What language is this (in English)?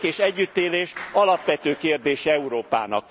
Hungarian